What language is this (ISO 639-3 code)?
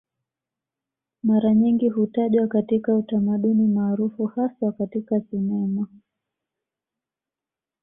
swa